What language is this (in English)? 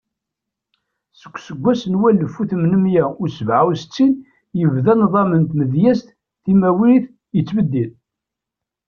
Kabyle